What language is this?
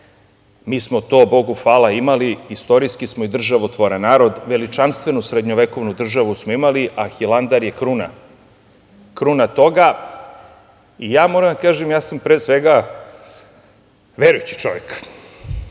Serbian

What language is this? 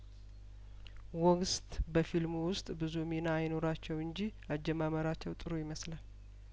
Amharic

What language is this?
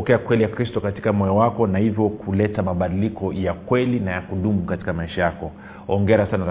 Swahili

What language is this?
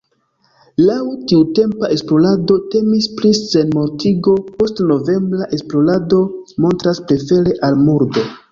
Esperanto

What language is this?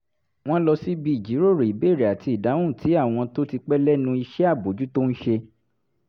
Yoruba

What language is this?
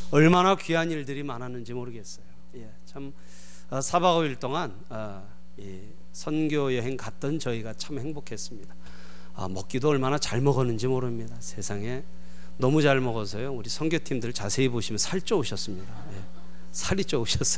Korean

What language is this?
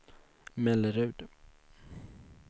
Swedish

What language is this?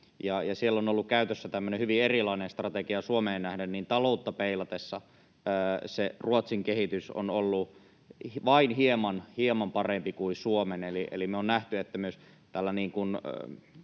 Finnish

